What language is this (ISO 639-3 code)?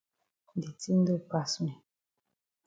wes